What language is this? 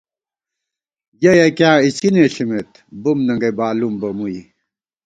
Gawar-Bati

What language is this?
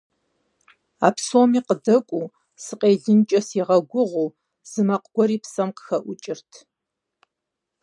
Kabardian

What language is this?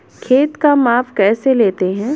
Hindi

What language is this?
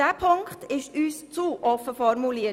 Swiss German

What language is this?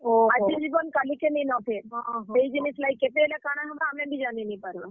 Odia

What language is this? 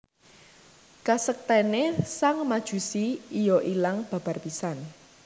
Javanese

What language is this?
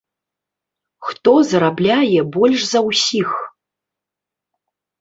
Belarusian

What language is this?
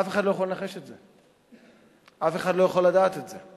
Hebrew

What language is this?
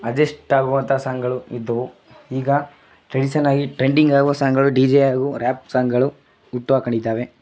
Kannada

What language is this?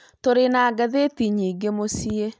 Kikuyu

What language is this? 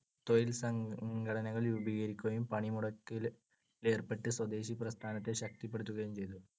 Malayalam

